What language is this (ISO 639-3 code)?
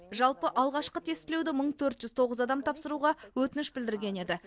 kaz